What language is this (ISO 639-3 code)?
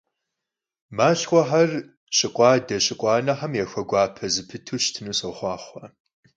kbd